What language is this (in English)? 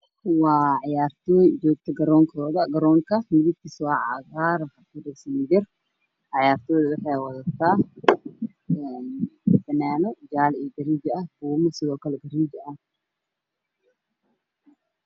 Somali